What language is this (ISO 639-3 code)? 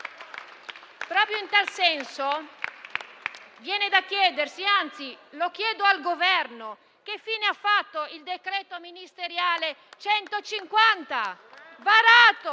ita